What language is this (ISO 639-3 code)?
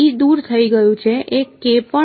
guj